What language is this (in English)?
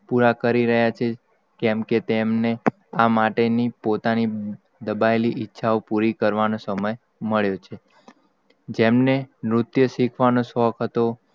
Gujarati